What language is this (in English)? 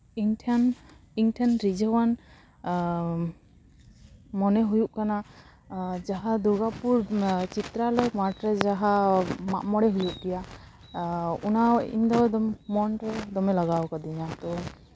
Santali